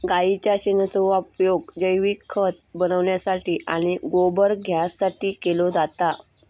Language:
Marathi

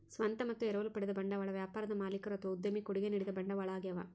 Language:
Kannada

